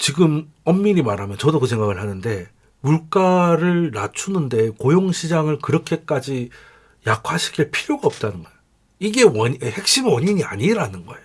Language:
Korean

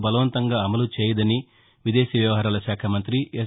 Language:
Telugu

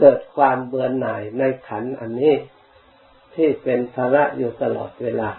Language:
Thai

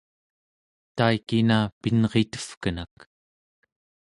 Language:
Central Yupik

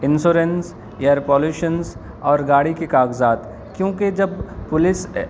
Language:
Urdu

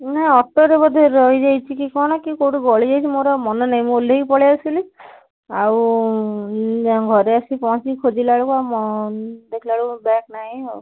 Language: Odia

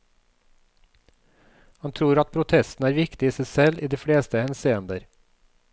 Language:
Norwegian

